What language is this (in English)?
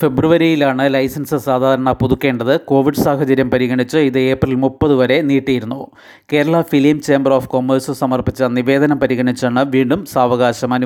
Malayalam